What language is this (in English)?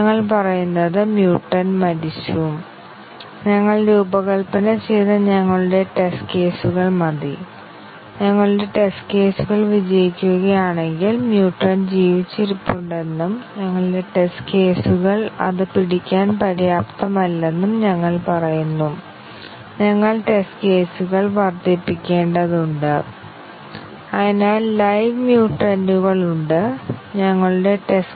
Malayalam